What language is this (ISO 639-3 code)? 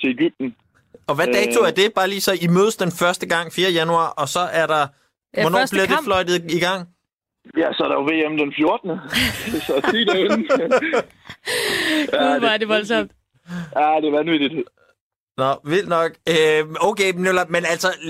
dan